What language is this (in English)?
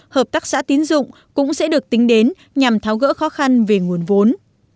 Vietnamese